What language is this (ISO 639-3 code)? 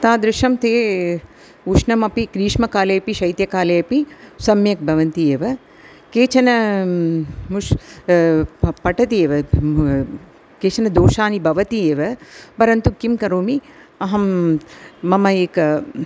san